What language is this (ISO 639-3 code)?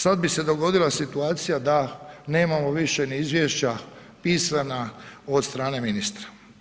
hrv